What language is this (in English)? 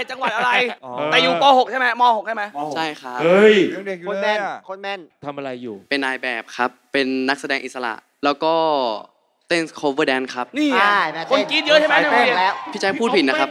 Thai